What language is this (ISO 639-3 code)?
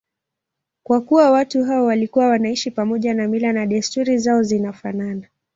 swa